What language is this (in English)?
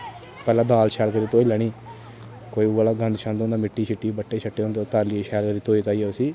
Dogri